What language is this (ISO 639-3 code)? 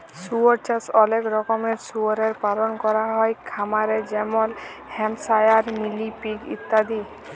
ben